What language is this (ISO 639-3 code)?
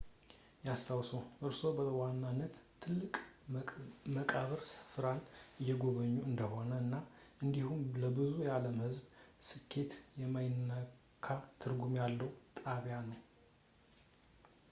amh